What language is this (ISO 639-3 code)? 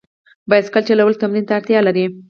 pus